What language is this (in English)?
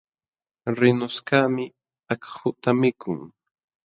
Jauja Wanca Quechua